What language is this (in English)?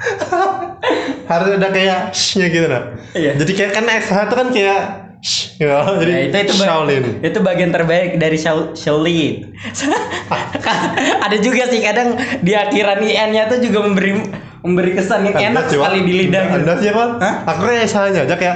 Indonesian